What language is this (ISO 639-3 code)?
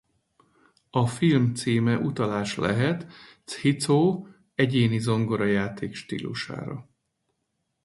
hun